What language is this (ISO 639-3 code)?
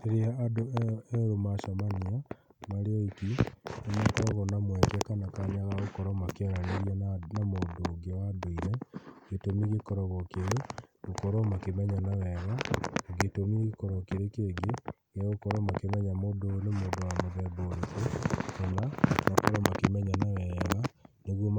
kik